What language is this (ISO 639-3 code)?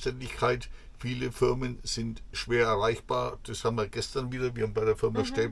deu